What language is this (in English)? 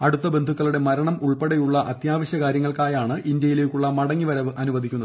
Malayalam